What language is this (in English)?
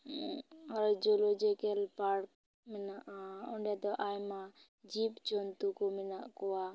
Santali